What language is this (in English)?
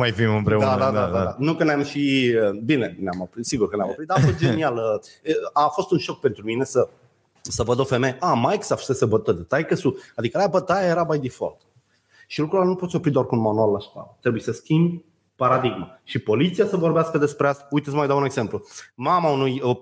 Romanian